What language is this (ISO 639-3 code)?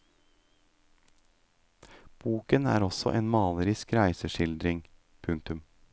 nor